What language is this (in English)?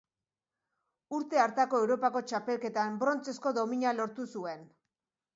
Basque